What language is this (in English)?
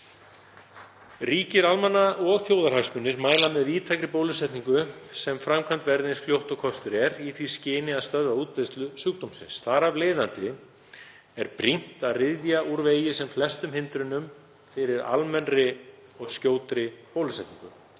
Icelandic